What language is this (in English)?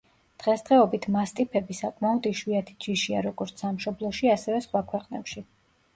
Georgian